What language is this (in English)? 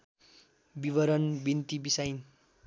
Nepali